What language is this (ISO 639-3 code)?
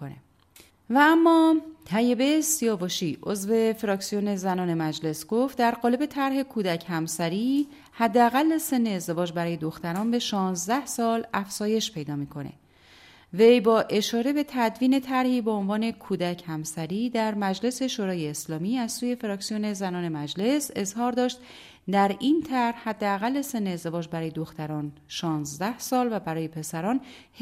fas